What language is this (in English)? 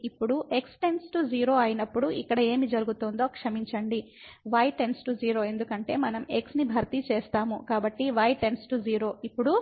Telugu